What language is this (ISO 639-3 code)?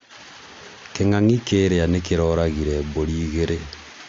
kik